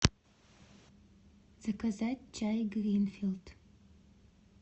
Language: Russian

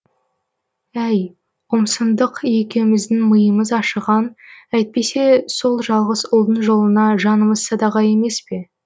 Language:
Kazakh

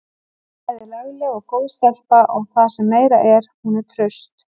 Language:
Icelandic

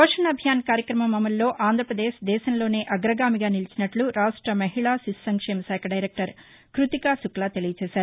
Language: Telugu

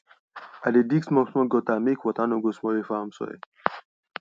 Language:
Nigerian Pidgin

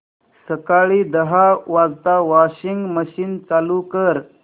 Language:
Marathi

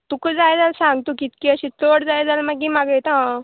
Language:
Konkani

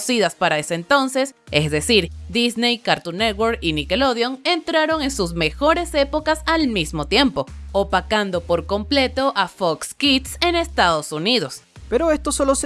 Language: Spanish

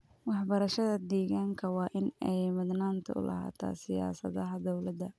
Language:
Somali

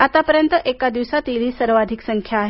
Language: Marathi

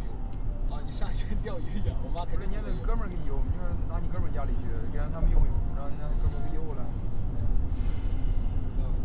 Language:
Chinese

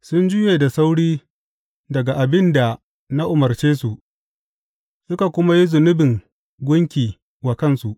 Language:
Hausa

